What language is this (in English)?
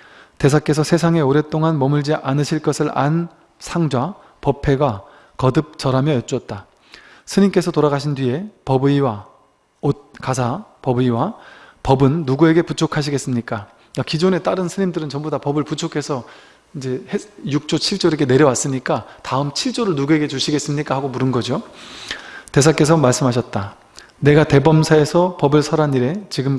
Korean